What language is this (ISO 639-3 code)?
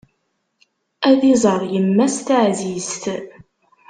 kab